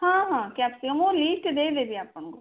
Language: Odia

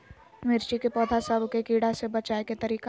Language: Magahi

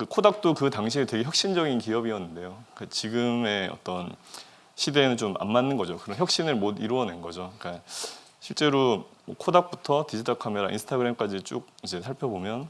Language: Korean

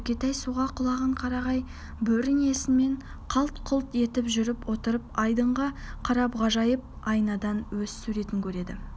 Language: Kazakh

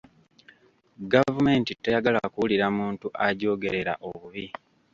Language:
Ganda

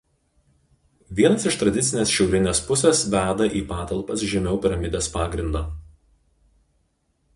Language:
Lithuanian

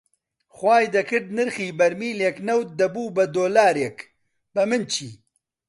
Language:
Central Kurdish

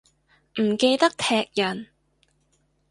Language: Cantonese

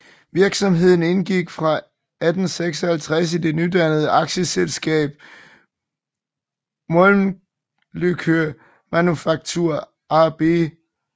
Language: Danish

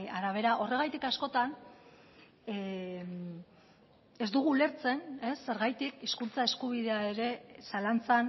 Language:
Basque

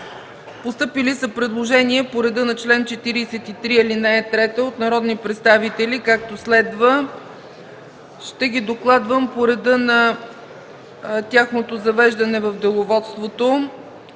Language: Bulgarian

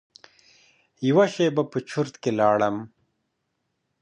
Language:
Pashto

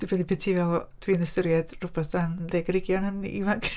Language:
Welsh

